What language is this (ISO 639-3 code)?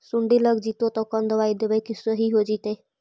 mag